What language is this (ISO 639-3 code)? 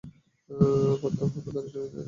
ben